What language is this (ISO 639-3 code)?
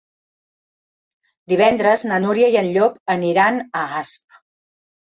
cat